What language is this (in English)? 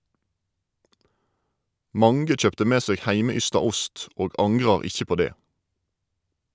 Norwegian